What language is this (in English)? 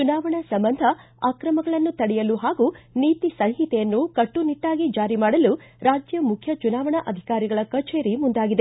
Kannada